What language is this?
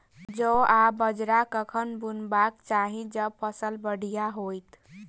Maithili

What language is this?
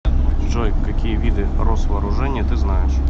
Russian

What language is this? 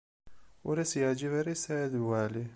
Kabyle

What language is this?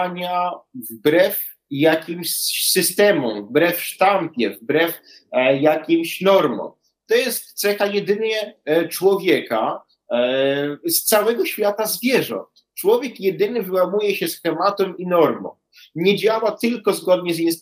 Polish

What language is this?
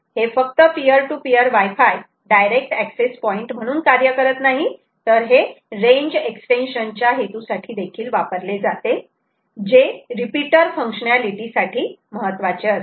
Marathi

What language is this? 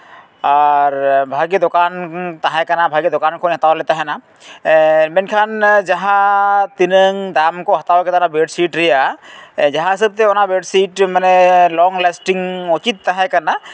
Santali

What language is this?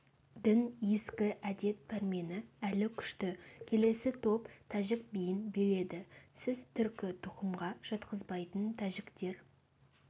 Kazakh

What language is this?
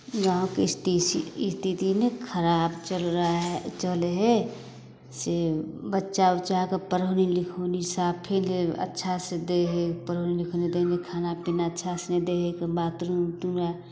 Maithili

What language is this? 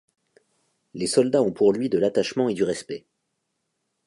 French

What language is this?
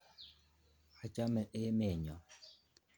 Kalenjin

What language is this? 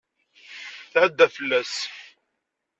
Kabyle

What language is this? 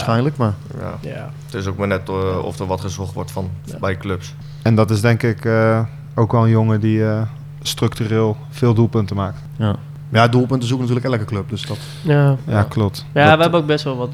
Dutch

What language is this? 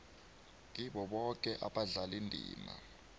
South Ndebele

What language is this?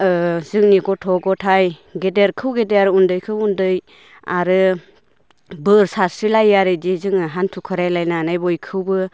Bodo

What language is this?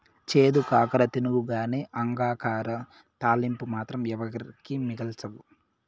Telugu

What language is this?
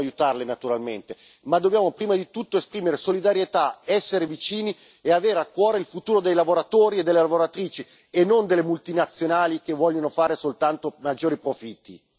Italian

